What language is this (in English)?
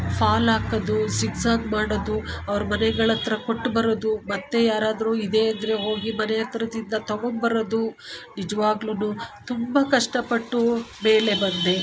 Kannada